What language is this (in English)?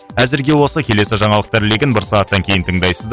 Kazakh